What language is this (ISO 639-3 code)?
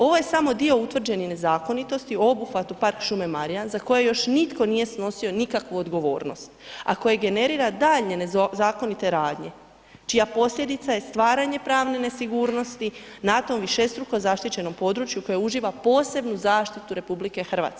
hrv